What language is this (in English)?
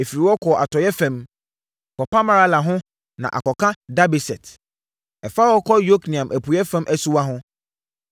Akan